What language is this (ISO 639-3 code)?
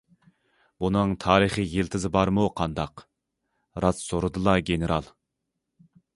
uig